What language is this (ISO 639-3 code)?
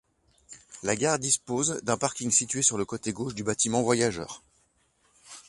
fra